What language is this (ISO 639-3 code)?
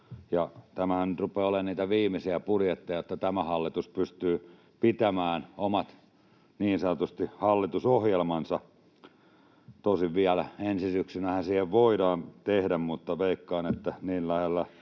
fin